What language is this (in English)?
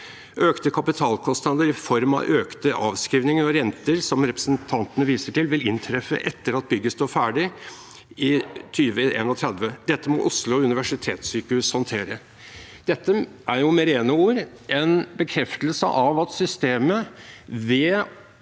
Norwegian